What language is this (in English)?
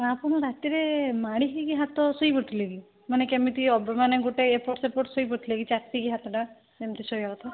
Odia